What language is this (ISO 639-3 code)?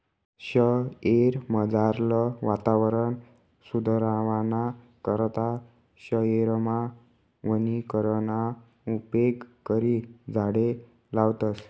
mar